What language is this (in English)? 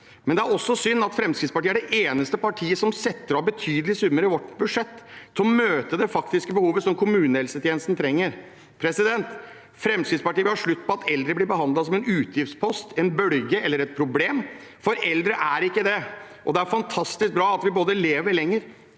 Norwegian